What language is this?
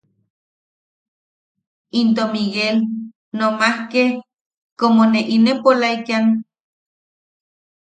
Yaqui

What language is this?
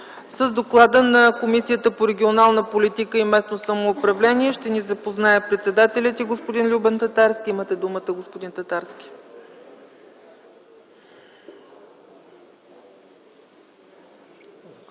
Bulgarian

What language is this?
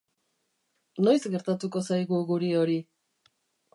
Basque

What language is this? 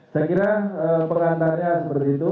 Indonesian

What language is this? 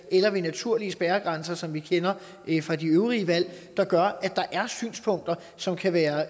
Danish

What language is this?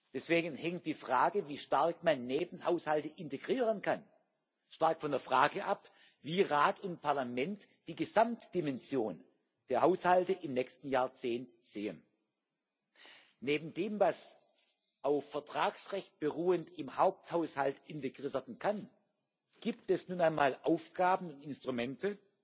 German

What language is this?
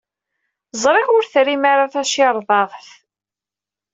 Kabyle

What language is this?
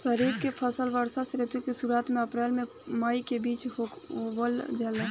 Bhojpuri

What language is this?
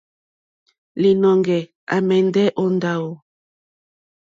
Mokpwe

